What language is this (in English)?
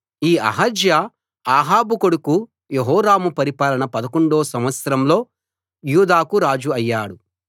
Telugu